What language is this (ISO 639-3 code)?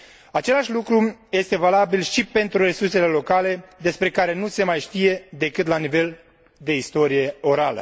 ron